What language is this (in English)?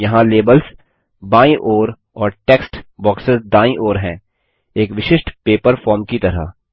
Hindi